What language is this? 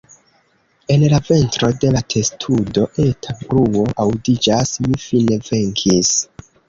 Esperanto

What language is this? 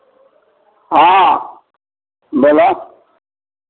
Maithili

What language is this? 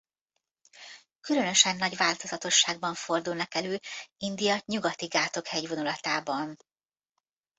Hungarian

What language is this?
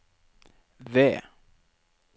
Norwegian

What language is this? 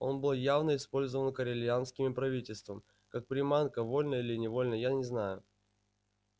Russian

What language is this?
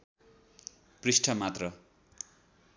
Nepali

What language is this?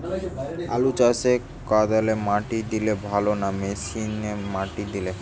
Bangla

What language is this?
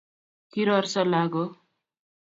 Kalenjin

